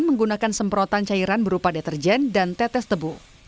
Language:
Indonesian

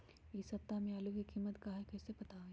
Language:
Magahi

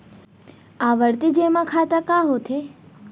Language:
Chhattisgarhi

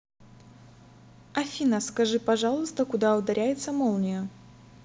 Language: Russian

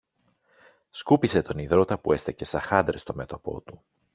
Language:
Greek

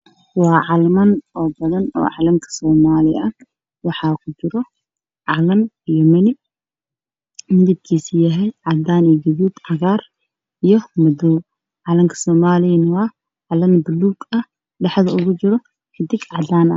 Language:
Somali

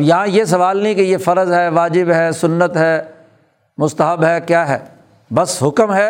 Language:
Urdu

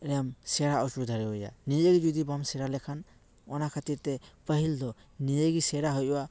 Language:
Santali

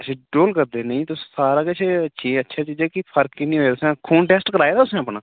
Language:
Dogri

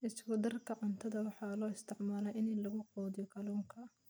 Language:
Somali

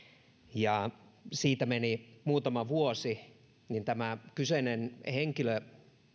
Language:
Finnish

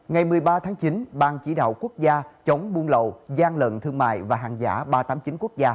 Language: Vietnamese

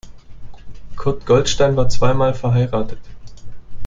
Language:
German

